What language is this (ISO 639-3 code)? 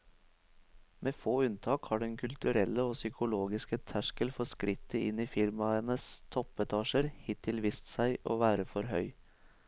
nor